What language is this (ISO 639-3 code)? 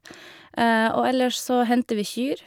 nor